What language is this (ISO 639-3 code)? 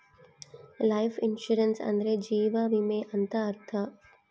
kan